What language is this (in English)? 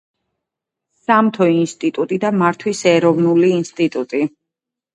Georgian